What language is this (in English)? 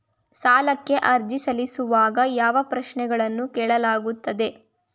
Kannada